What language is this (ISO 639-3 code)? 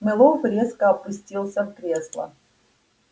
rus